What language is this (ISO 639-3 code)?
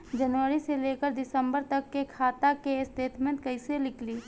bho